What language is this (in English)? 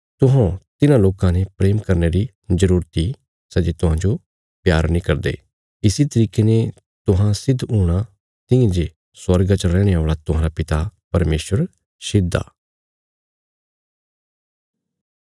Bilaspuri